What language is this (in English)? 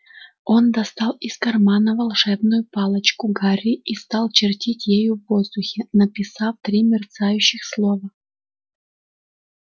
Russian